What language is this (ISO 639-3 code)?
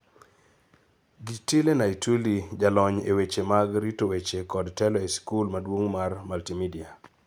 luo